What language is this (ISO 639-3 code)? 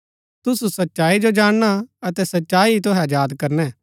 gbk